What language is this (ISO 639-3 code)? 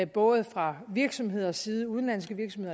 dan